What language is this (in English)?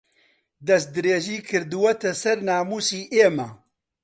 Central Kurdish